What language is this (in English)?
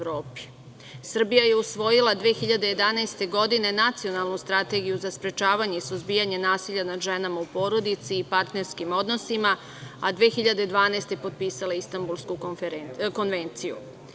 Serbian